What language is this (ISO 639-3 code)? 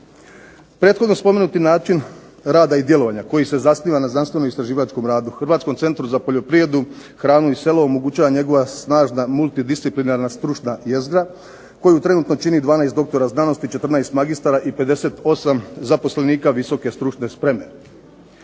hrv